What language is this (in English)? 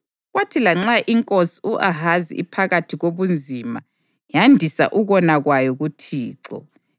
North Ndebele